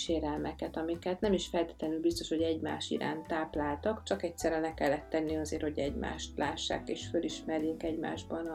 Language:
Hungarian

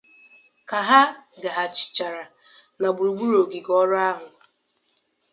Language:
Igbo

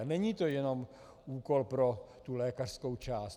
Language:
Czech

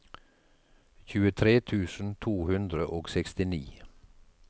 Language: Norwegian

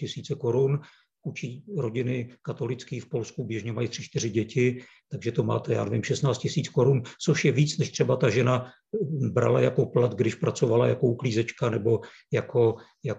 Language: Czech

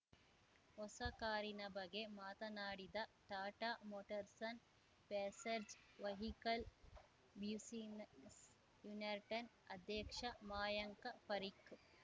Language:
Kannada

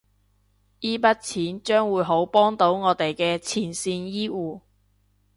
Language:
Cantonese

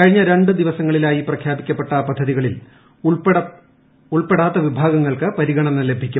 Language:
Malayalam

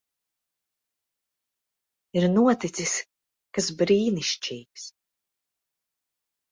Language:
Latvian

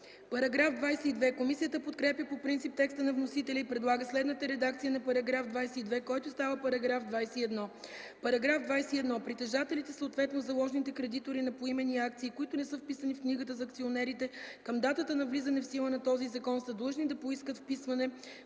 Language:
Bulgarian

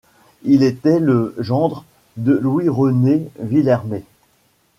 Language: French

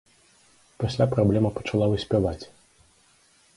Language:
Belarusian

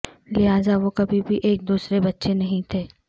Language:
Urdu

